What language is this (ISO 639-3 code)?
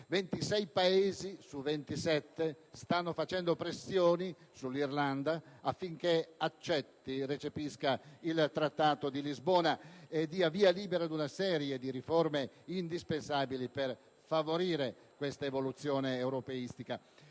ita